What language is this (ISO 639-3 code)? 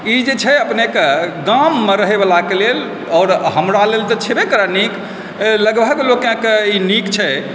mai